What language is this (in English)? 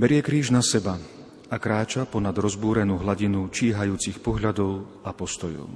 Slovak